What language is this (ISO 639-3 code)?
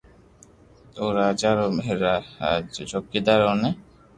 lrk